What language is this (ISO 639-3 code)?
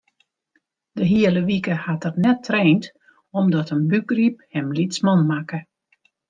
fry